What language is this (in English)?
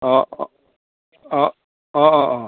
Assamese